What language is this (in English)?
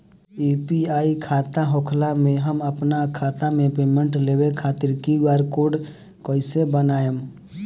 Bhojpuri